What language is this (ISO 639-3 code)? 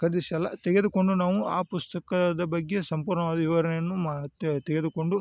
kan